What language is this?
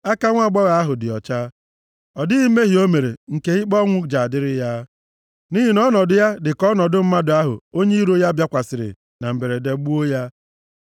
Igbo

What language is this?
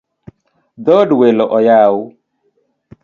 Luo (Kenya and Tanzania)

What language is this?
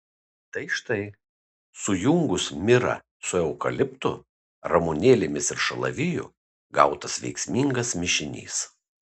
Lithuanian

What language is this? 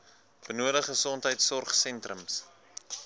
Afrikaans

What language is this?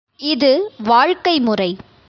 Tamil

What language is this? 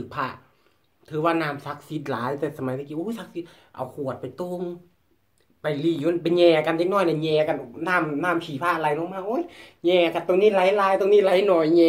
Thai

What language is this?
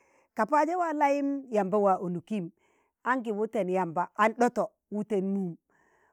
Tangale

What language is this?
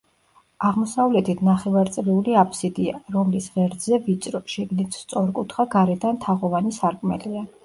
Georgian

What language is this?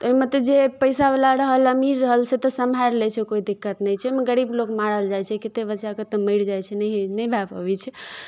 Maithili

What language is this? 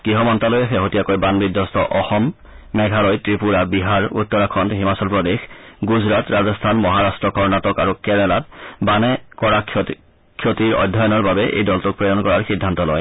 Assamese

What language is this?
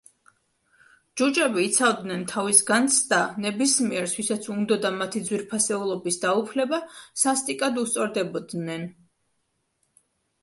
Georgian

